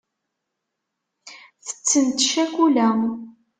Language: Kabyle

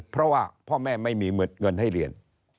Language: Thai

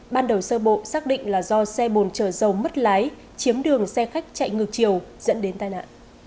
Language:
Vietnamese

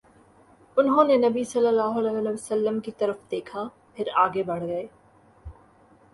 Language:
Urdu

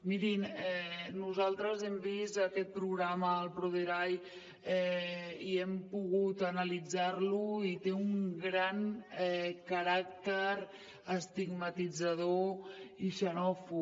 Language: Catalan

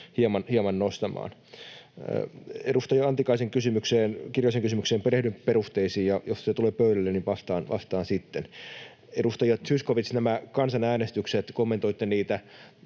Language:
Finnish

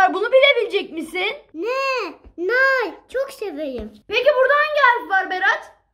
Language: Turkish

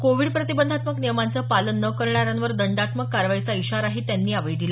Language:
Marathi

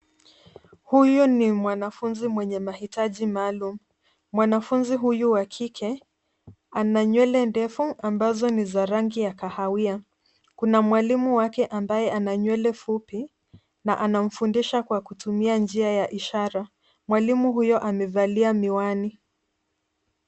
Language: Swahili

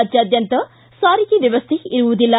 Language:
Kannada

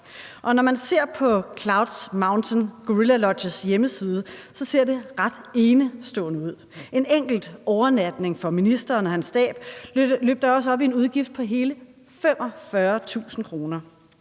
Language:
Danish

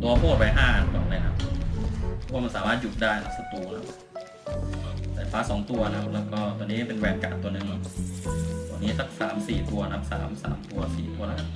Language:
Thai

